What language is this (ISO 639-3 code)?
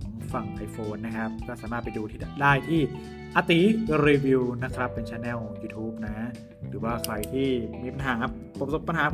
tha